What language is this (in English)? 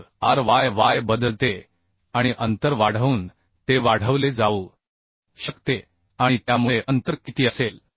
Marathi